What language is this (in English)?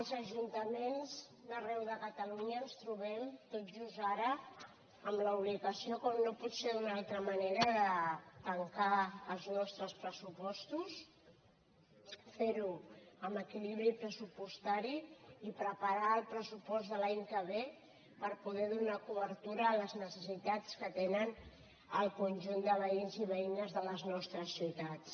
Catalan